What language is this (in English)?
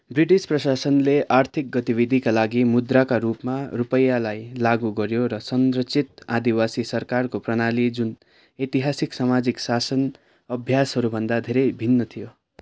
Nepali